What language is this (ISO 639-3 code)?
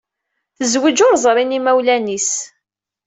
kab